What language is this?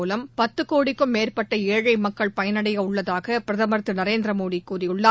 Tamil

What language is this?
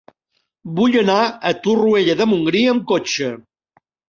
Catalan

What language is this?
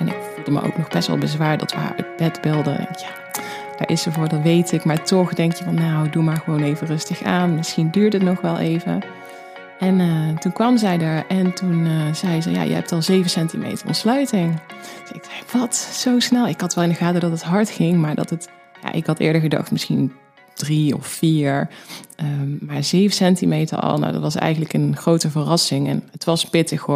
Dutch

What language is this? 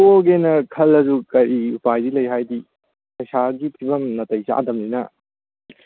Manipuri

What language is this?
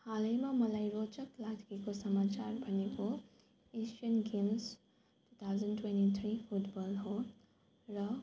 Nepali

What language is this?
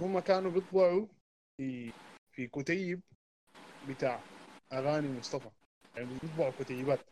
Arabic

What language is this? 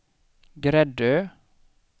Swedish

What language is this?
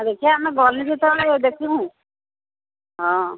Odia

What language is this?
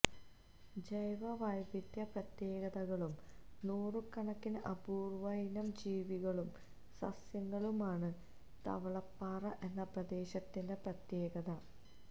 Malayalam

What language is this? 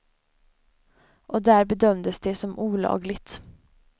Swedish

